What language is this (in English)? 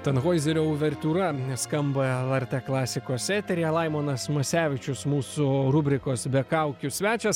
Lithuanian